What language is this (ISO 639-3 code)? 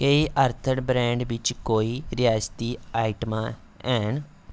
doi